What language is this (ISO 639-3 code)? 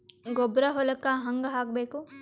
kan